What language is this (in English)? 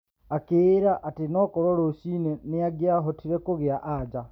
Kikuyu